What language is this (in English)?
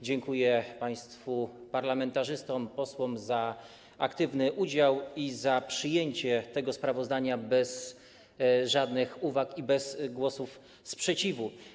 Polish